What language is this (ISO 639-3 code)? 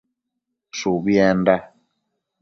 mcf